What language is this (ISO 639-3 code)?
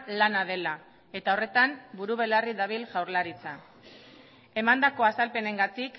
eus